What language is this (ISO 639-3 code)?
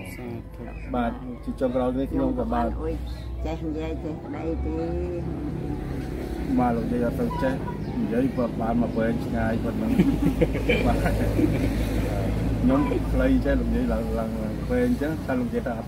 vie